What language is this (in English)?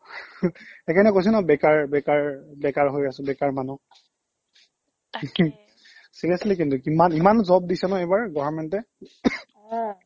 Assamese